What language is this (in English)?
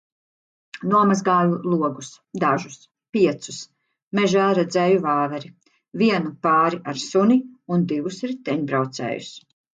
Latvian